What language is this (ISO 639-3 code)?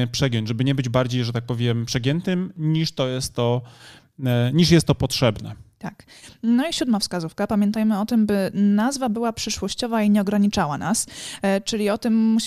pol